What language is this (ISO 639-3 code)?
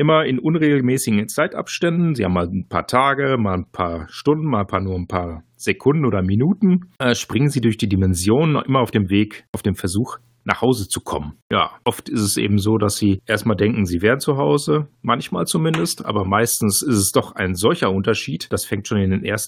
deu